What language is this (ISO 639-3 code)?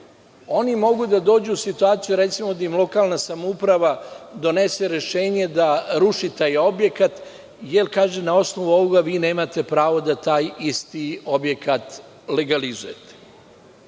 srp